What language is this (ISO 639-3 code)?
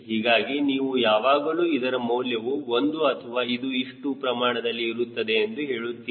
kan